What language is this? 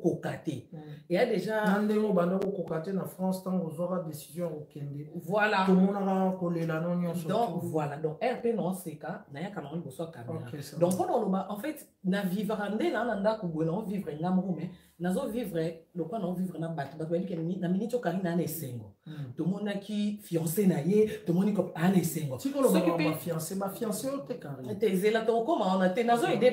French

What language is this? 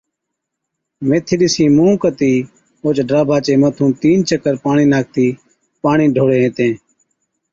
Od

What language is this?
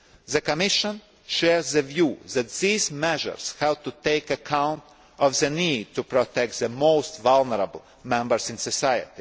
English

